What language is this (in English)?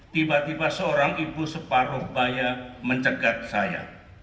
Indonesian